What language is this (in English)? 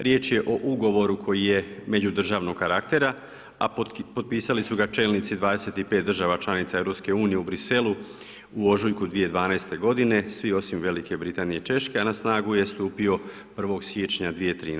Croatian